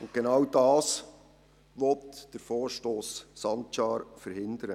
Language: Swiss German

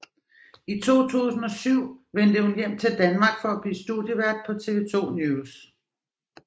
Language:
Danish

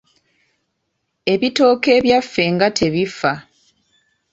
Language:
Ganda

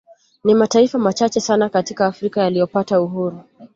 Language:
Swahili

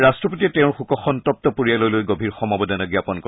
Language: Assamese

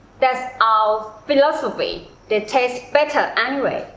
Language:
English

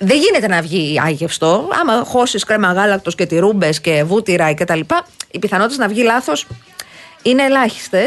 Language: Greek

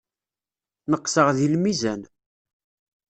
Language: Kabyle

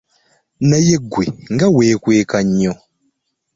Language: Ganda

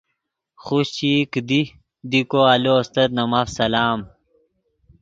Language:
Yidgha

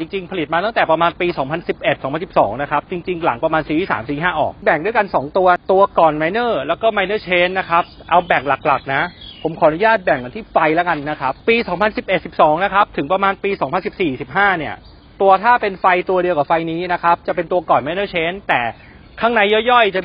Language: Thai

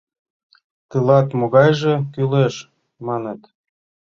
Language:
Mari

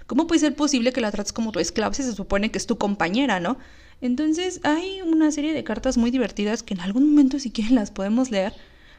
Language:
Spanish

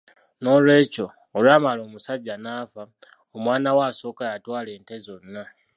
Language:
Ganda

